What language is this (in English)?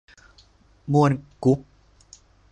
Thai